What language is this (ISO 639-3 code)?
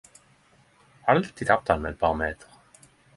nno